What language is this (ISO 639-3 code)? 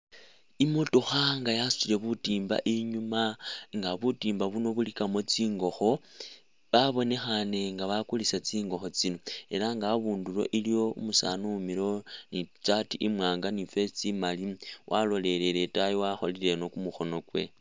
myx